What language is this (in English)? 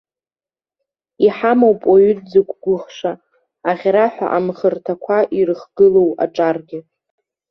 Abkhazian